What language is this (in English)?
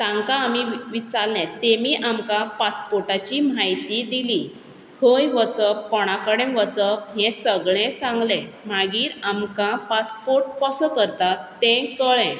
Konkani